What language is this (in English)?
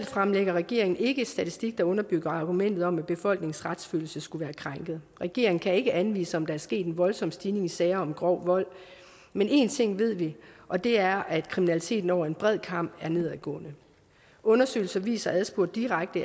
Danish